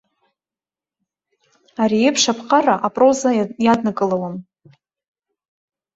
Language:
Abkhazian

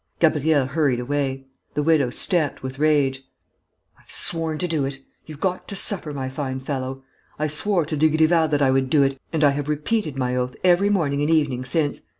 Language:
English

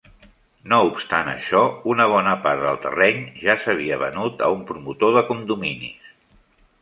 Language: Catalan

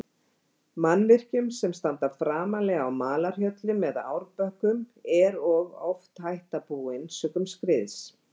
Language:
Icelandic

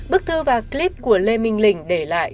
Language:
Vietnamese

